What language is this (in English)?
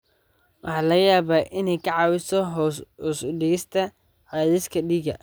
Somali